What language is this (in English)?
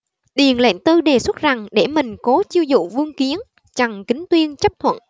Vietnamese